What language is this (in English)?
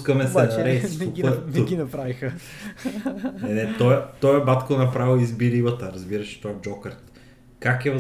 Bulgarian